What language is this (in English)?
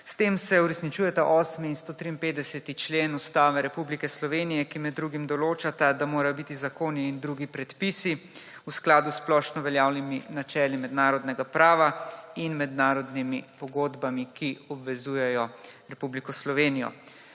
Slovenian